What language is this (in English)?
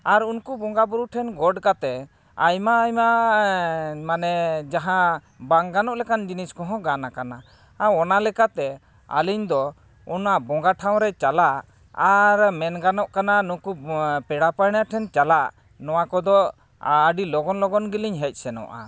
Santali